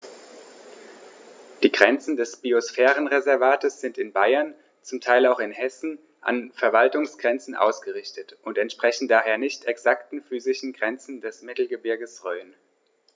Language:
German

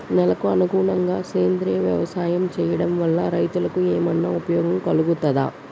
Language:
Telugu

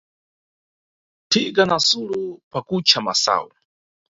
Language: Nyungwe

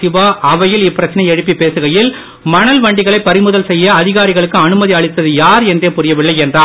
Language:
Tamil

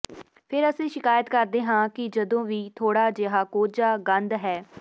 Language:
Punjabi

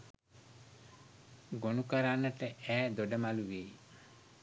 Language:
Sinhala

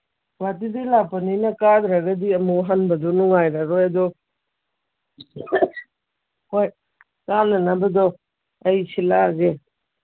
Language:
Manipuri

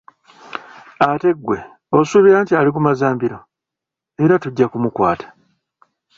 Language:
Ganda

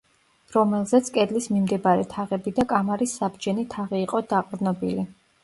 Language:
Georgian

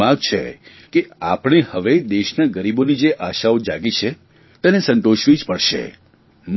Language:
Gujarati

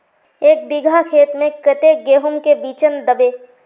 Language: Magahi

